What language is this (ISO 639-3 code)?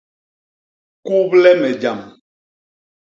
bas